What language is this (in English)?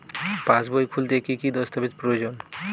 Bangla